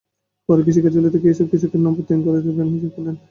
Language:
Bangla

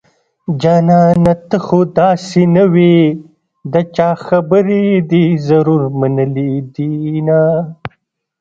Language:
Pashto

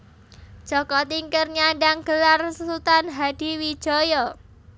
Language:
Javanese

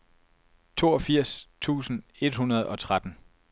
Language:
Danish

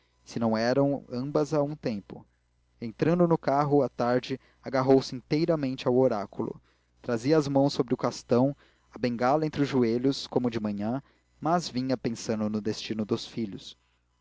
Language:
Portuguese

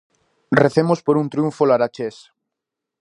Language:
Galician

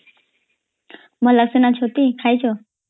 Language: Odia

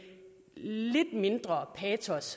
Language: Danish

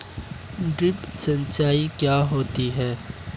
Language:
Hindi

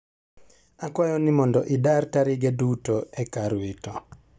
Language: Luo (Kenya and Tanzania)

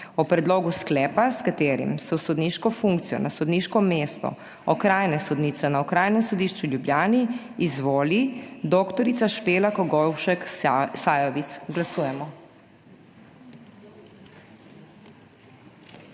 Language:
Slovenian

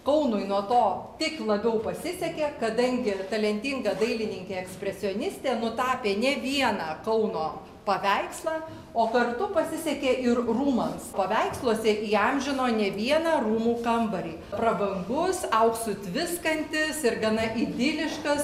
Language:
Lithuanian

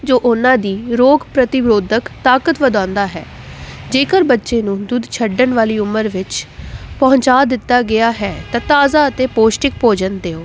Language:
Punjabi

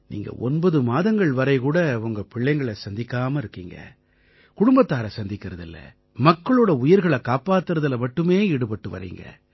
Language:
Tamil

